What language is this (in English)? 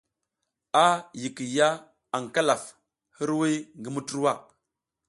South Giziga